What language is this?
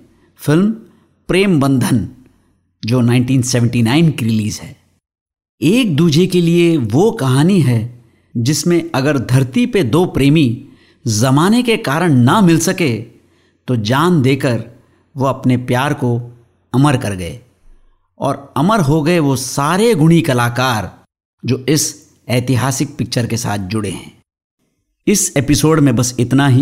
Hindi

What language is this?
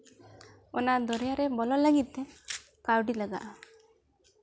Santali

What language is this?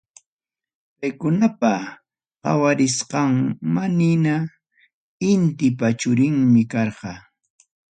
Ayacucho Quechua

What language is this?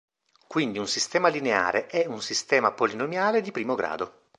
Italian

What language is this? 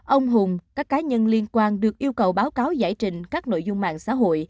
Vietnamese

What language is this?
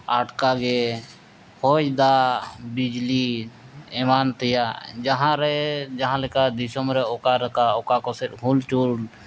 Santali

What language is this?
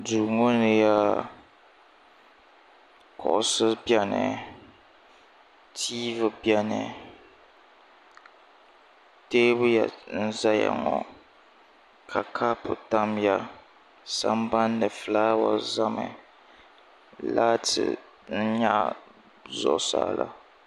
Dagbani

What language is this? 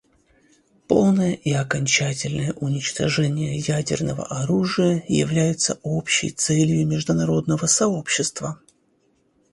Russian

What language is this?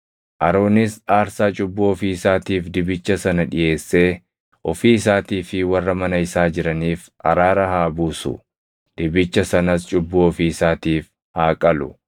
Oromo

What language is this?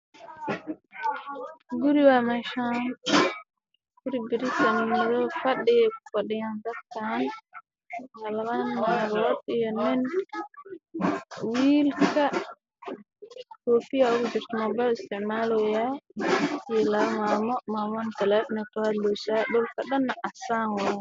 Somali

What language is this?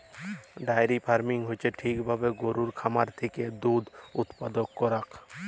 Bangla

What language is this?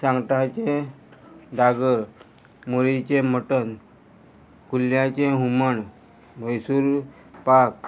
Konkani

